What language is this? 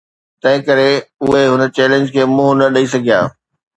Sindhi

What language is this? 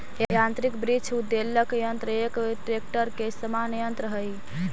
Magahi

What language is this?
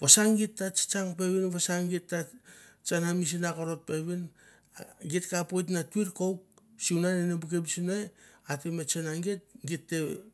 Mandara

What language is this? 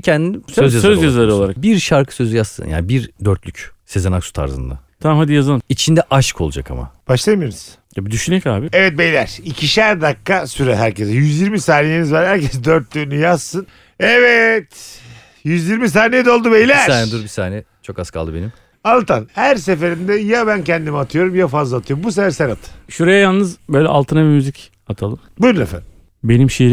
Turkish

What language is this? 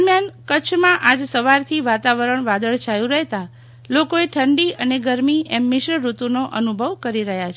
Gujarati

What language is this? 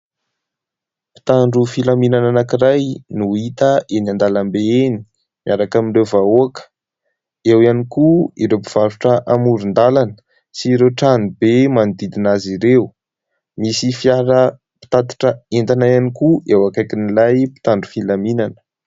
Malagasy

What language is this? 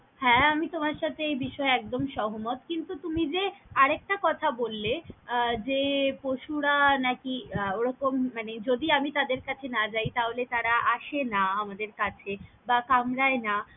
Bangla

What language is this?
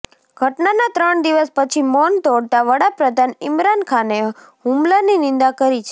Gujarati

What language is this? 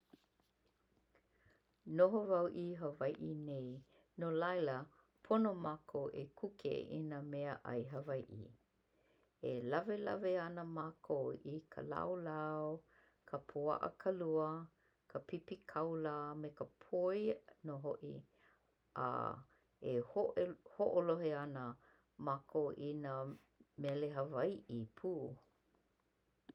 Hawaiian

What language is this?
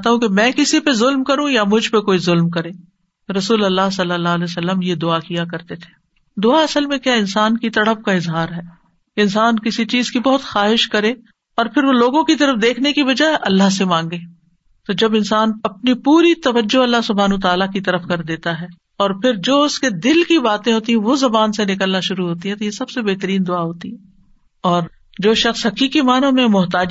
Urdu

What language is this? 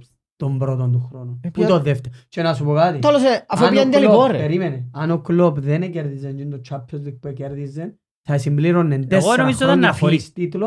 Greek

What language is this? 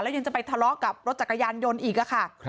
Thai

